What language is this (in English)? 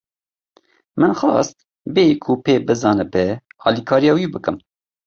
Kurdish